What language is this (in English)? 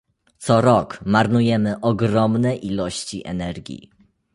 Polish